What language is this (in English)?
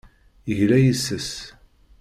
Kabyle